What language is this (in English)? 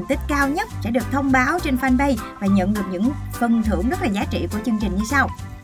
Vietnamese